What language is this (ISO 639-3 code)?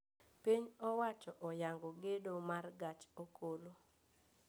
luo